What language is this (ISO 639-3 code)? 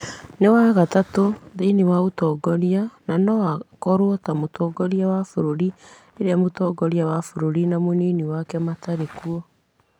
kik